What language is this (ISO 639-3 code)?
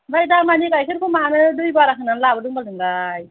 brx